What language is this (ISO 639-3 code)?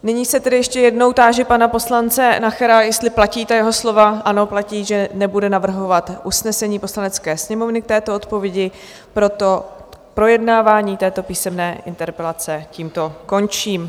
ces